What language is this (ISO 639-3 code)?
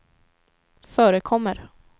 swe